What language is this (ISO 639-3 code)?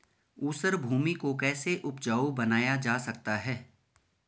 hin